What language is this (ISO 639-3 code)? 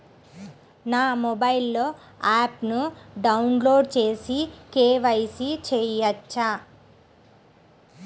tel